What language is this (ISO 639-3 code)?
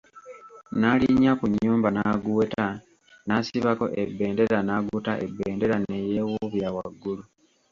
lug